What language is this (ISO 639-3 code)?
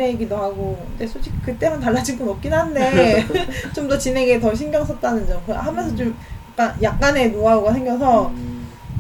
kor